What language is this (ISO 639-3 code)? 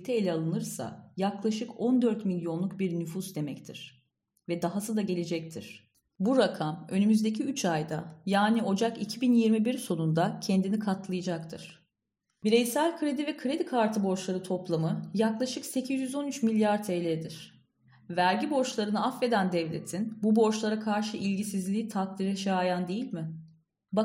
tur